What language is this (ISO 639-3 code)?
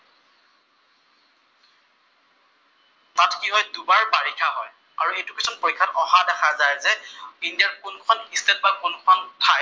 asm